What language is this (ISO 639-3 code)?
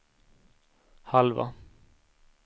swe